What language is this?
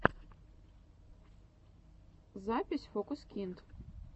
Russian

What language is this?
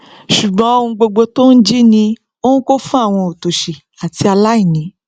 Yoruba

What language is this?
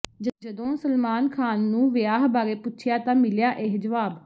Punjabi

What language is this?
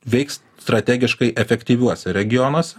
Lithuanian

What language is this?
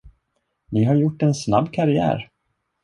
Swedish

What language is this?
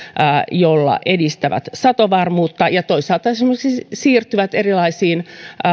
Finnish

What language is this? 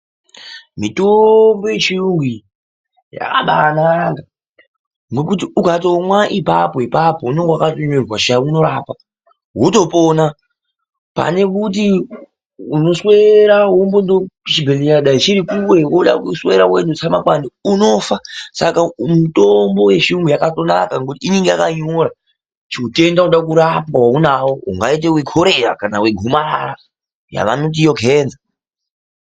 Ndau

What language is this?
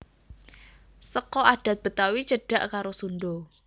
Javanese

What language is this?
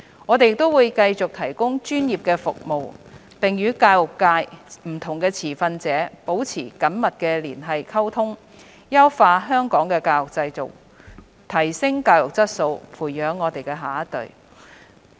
Cantonese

